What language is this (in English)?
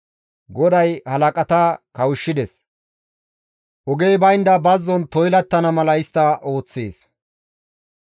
Gamo